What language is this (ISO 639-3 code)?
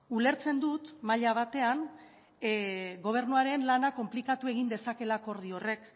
eus